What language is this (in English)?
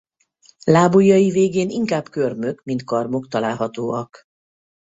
Hungarian